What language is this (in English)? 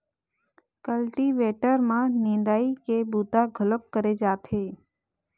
Chhattisgarhi